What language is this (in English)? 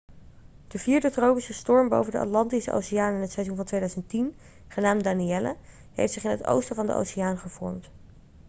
Dutch